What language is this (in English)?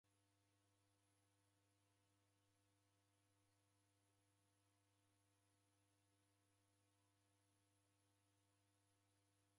Taita